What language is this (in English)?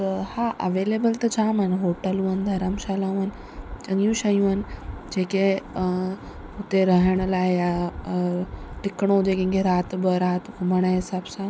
Sindhi